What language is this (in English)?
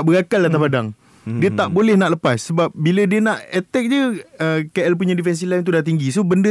Malay